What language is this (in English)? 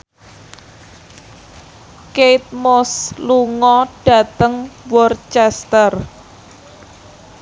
Javanese